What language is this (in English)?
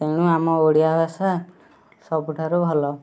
Odia